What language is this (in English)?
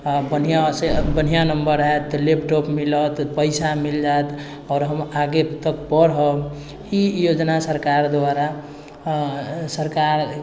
Maithili